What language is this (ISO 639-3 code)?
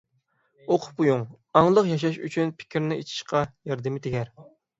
uig